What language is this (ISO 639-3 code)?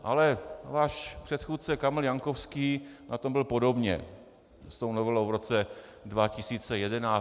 ces